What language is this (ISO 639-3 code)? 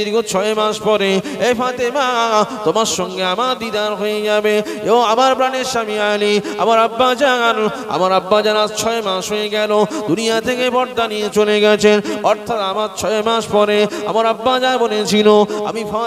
ara